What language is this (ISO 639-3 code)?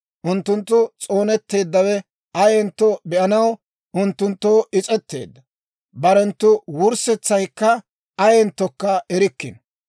dwr